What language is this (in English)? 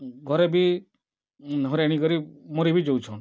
Odia